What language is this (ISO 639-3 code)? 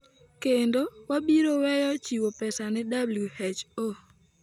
luo